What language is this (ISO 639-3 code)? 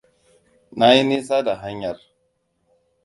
hau